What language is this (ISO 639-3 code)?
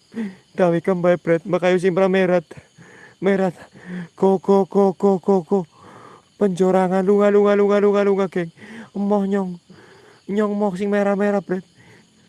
ind